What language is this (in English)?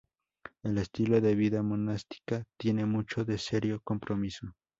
Spanish